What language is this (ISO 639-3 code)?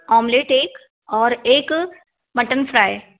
hin